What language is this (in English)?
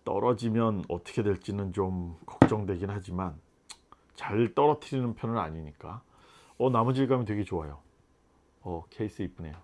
Korean